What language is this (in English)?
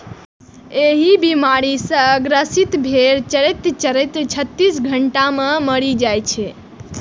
Maithili